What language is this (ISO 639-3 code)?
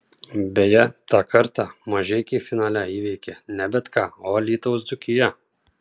lit